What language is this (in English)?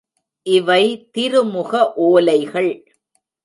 Tamil